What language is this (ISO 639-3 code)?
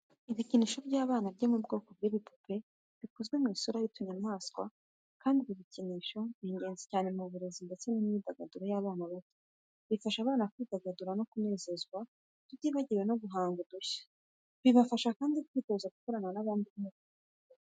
kin